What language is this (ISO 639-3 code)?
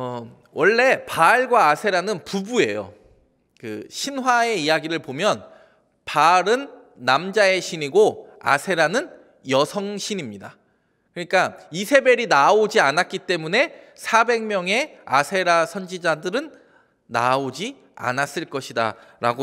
kor